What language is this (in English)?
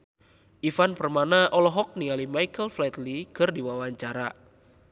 Sundanese